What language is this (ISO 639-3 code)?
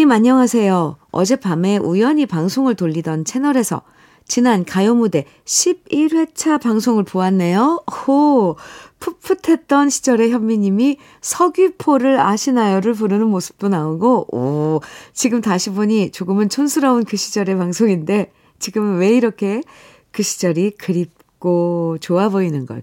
kor